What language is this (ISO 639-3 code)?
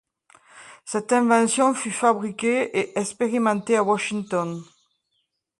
fra